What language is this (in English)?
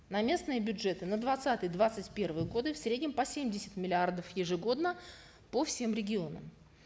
Kazakh